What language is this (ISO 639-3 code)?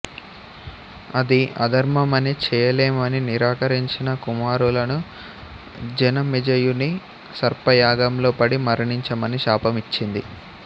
tel